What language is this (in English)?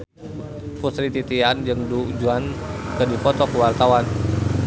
Sundanese